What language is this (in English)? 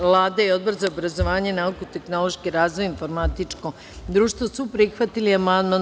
Serbian